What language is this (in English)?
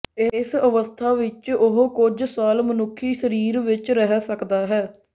Punjabi